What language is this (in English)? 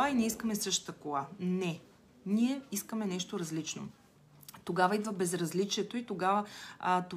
Bulgarian